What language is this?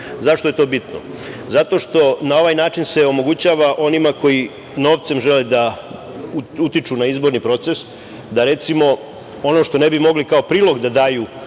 Serbian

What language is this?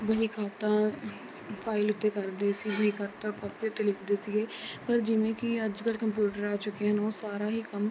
Punjabi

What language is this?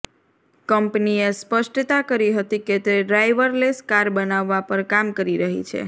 Gujarati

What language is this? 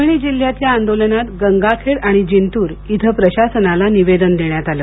Marathi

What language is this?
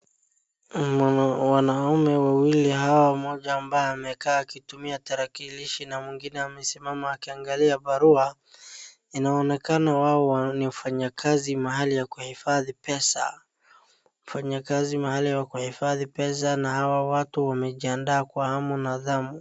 Swahili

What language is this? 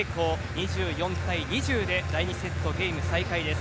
Japanese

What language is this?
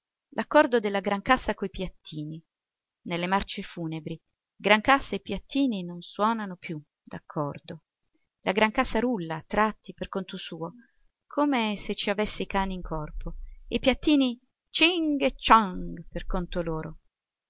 Italian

